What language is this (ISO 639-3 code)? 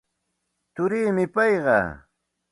qxt